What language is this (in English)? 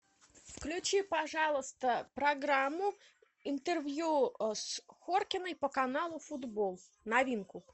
Russian